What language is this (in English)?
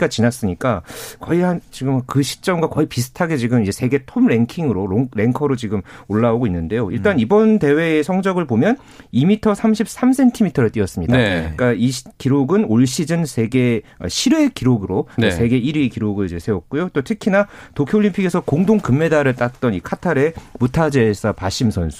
Korean